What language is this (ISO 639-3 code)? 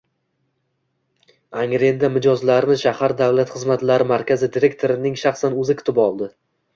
uzb